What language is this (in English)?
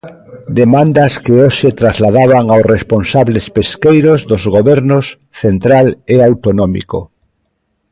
Galician